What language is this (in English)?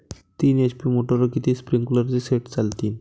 Marathi